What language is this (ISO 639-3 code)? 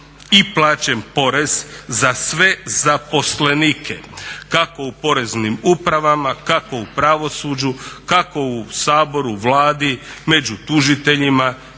hrv